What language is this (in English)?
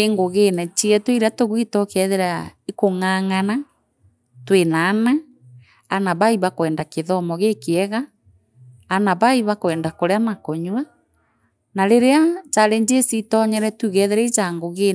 Meru